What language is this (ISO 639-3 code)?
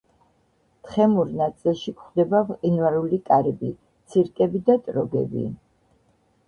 kat